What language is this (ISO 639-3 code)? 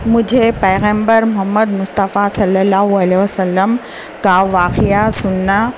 urd